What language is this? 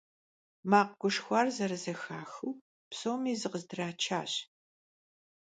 Kabardian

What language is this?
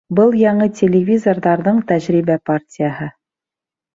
Bashkir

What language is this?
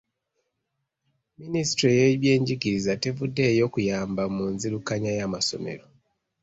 Ganda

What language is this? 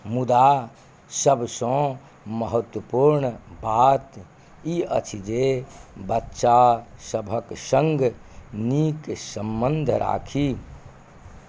Maithili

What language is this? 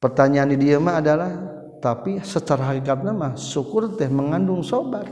Malay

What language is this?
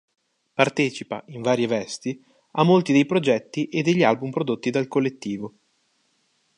Italian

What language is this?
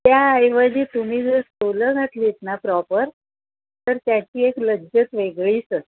Marathi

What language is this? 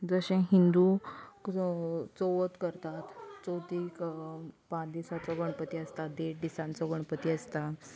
Konkani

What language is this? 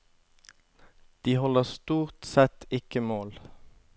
Norwegian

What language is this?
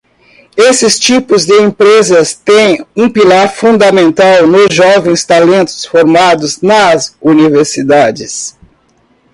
Portuguese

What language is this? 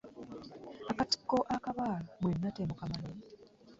Ganda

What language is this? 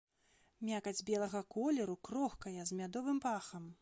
Belarusian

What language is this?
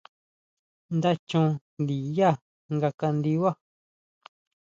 Huautla Mazatec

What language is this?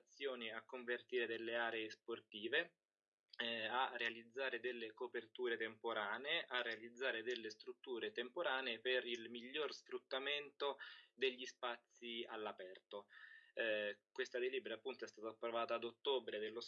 Italian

